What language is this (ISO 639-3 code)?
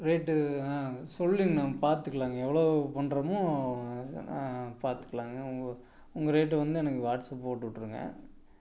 tam